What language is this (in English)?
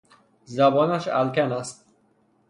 Persian